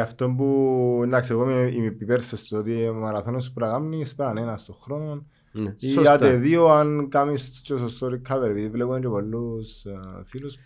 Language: Greek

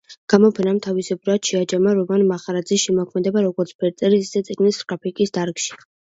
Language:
Georgian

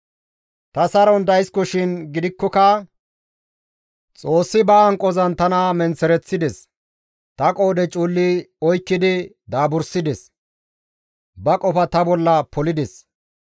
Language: Gamo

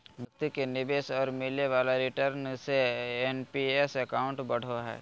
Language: Magahi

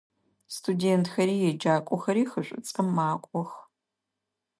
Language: Adyghe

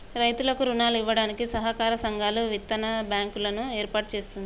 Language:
Telugu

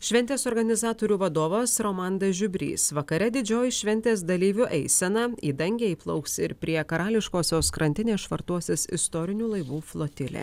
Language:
Lithuanian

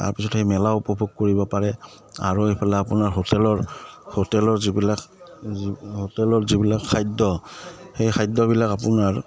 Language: Assamese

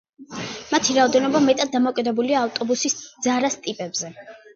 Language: Georgian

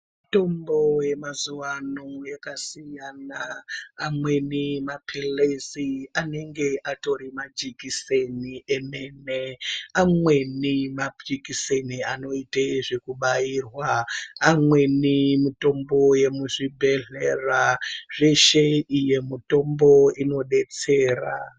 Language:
Ndau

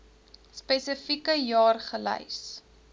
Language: Afrikaans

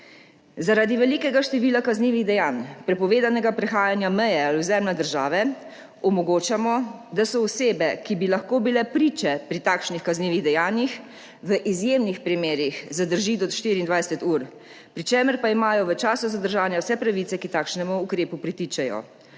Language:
Slovenian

